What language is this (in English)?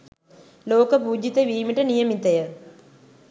Sinhala